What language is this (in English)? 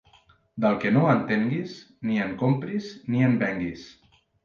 Catalan